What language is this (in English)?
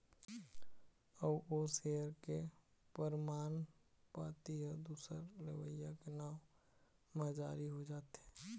Chhattisgarhi